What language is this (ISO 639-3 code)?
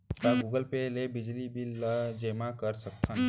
hne